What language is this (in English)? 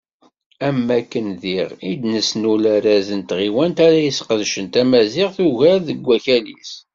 Kabyle